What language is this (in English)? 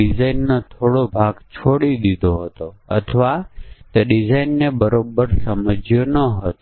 Gujarati